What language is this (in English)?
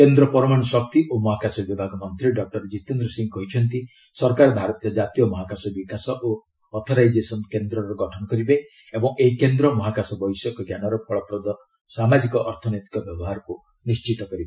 Odia